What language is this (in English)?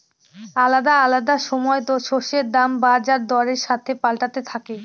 Bangla